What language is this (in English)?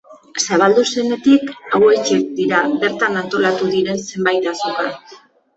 Basque